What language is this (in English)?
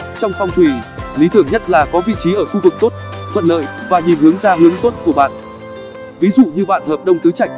Vietnamese